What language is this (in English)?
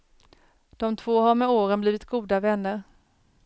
Swedish